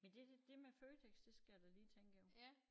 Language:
Danish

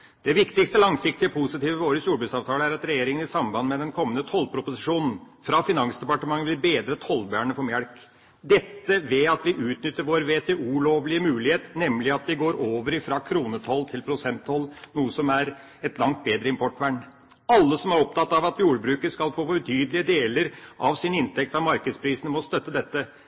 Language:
Norwegian Bokmål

